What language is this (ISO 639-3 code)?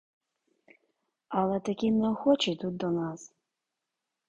ukr